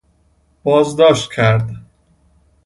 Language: Persian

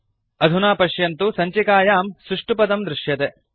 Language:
Sanskrit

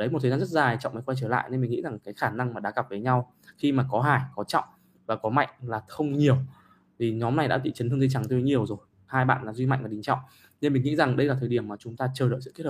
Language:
Vietnamese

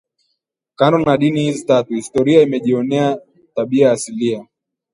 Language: Swahili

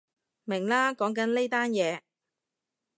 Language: Cantonese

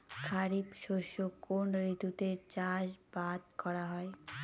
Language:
Bangla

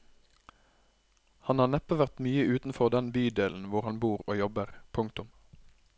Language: Norwegian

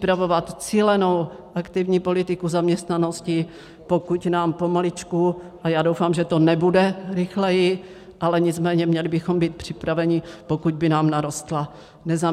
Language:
Czech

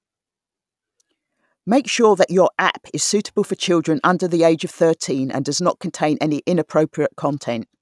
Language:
English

